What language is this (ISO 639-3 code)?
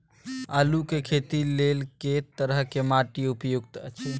mai